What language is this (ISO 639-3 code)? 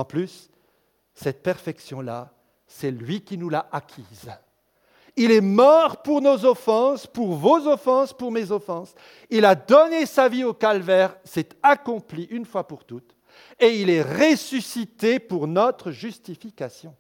fra